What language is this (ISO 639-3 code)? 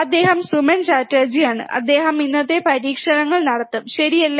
mal